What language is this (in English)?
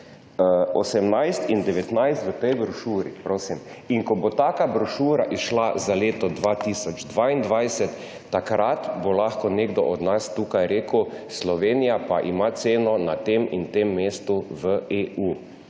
Slovenian